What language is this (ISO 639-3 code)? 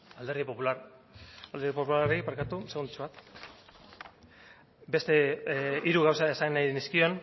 eus